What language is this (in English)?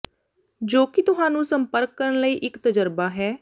Punjabi